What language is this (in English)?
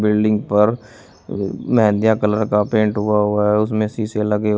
Hindi